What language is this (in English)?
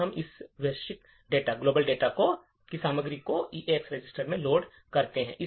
Hindi